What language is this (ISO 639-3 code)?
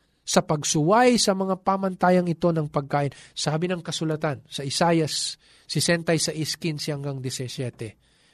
fil